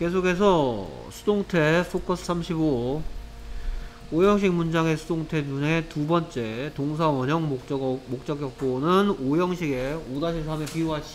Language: Korean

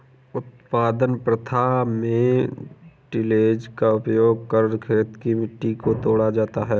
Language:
Hindi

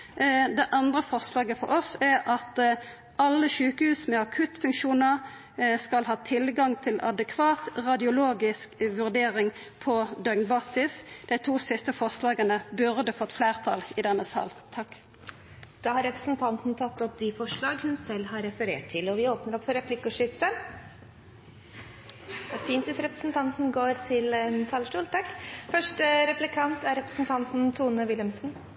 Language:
Norwegian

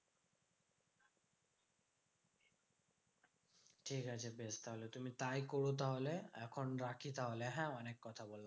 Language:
Bangla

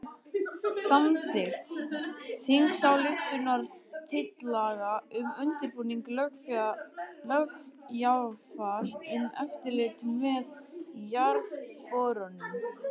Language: Icelandic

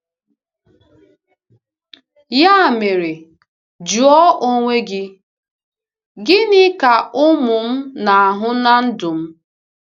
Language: Igbo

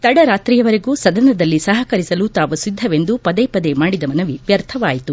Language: Kannada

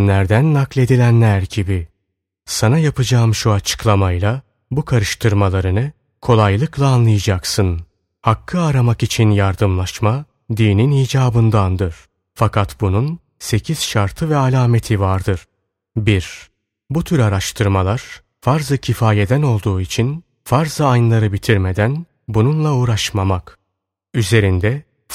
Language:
Turkish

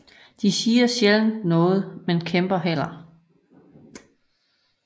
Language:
Danish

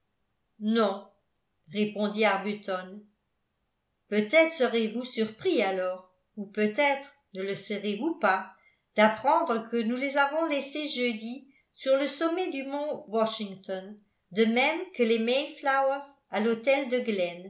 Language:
French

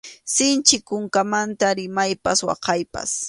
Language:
Arequipa-La Unión Quechua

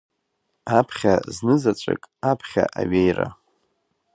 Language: Abkhazian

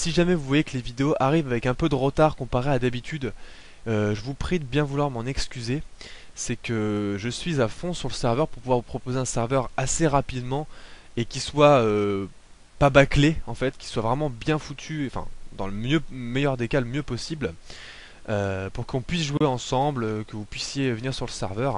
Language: French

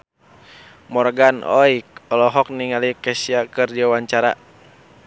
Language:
Sundanese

